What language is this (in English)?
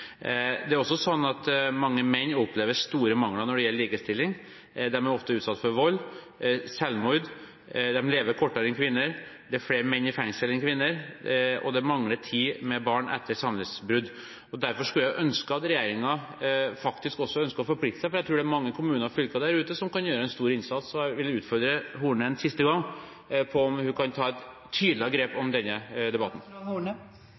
Norwegian Bokmål